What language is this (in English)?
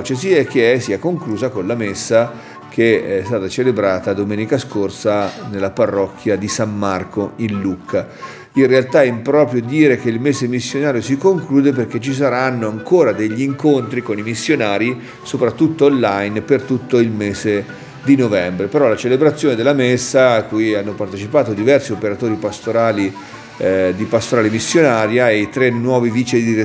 Italian